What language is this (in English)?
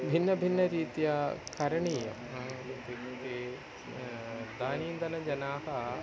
Sanskrit